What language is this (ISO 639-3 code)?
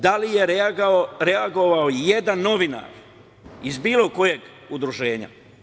srp